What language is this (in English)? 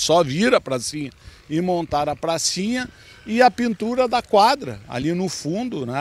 Portuguese